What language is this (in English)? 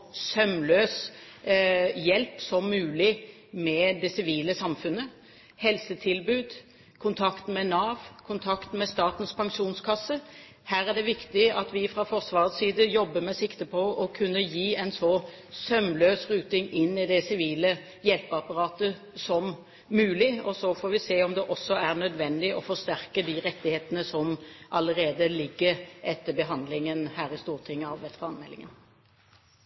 Norwegian Bokmål